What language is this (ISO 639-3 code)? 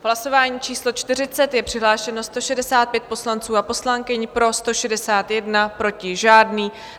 ces